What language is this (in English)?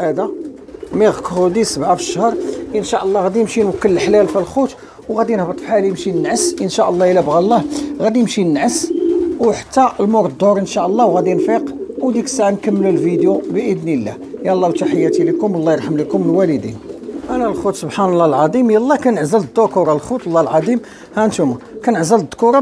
Arabic